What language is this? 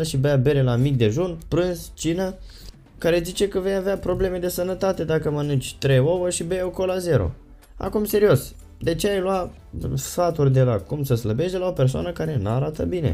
Romanian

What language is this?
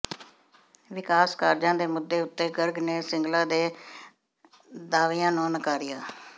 Punjabi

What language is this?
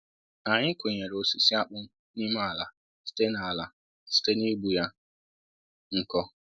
Igbo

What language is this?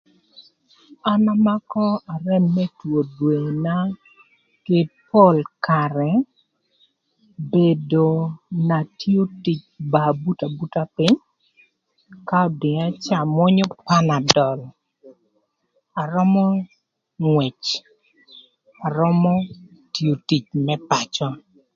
Thur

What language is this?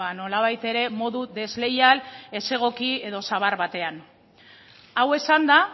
Basque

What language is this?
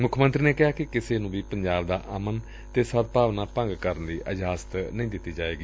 Punjabi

